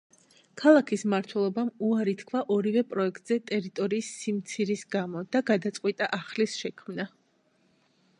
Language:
Georgian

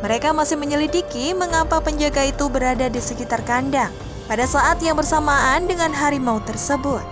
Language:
Indonesian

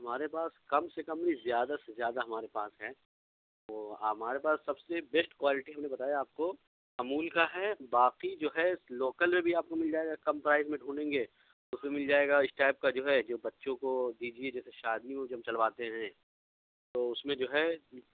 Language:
Urdu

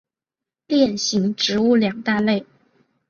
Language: Chinese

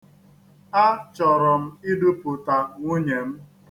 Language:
Igbo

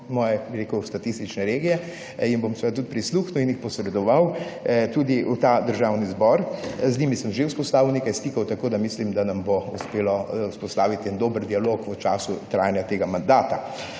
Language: Slovenian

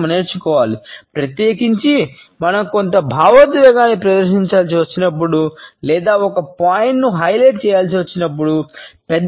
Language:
Telugu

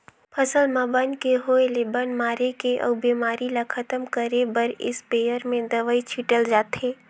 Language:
Chhattisgarhi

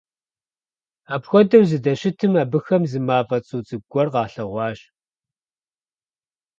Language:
Kabardian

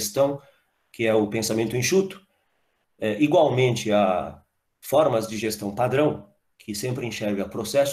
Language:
Portuguese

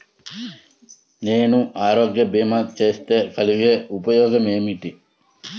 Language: Telugu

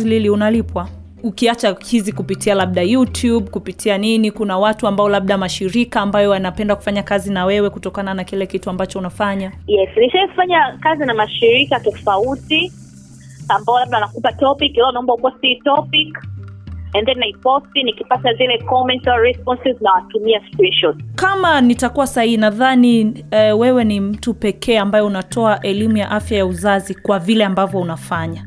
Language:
Swahili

